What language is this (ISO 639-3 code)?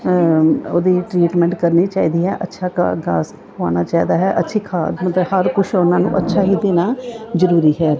pan